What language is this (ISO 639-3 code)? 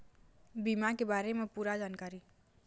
hne